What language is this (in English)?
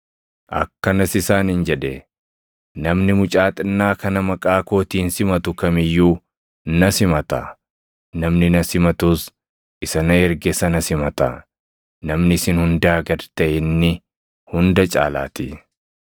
Oromo